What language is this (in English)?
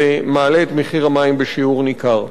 Hebrew